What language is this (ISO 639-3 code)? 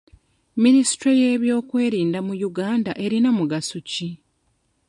lug